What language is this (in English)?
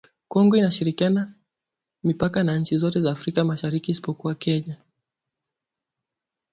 Swahili